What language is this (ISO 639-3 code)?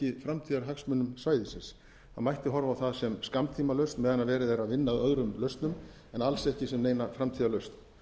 isl